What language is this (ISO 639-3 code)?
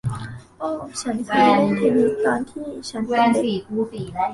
tha